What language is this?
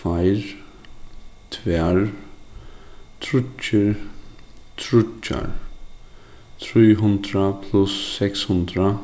Faroese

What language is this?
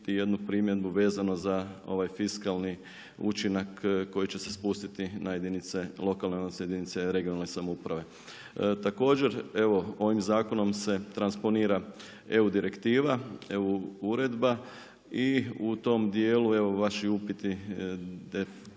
Croatian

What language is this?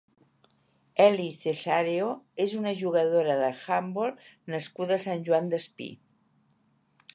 Catalan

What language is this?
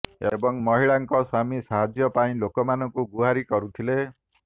Odia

